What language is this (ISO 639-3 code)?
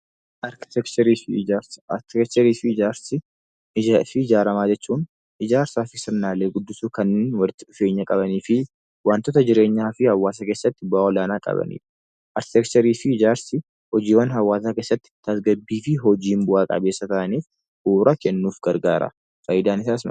orm